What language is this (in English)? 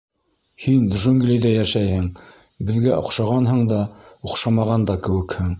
Bashkir